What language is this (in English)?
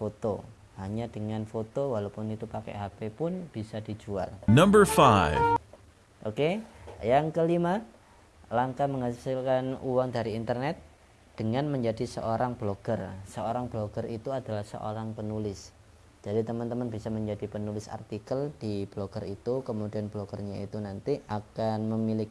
Indonesian